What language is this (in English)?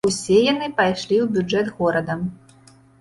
Belarusian